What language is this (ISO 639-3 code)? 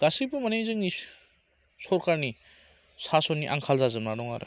brx